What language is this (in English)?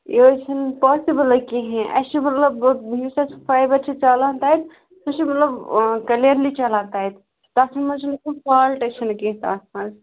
Kashmiri